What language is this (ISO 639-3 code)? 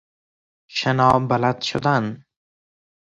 fas